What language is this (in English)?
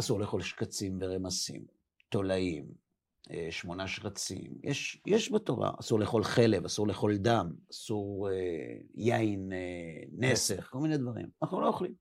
Hebrew